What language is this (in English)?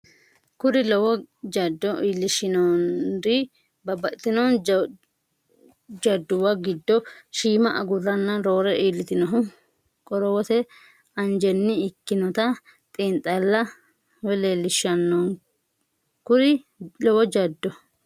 Sidamo